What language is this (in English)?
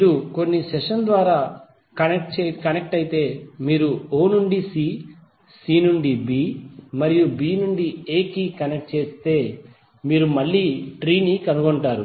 Telugu